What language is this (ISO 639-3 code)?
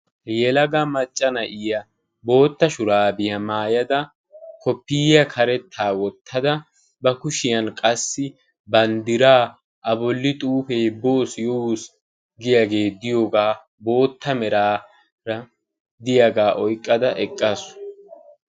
wal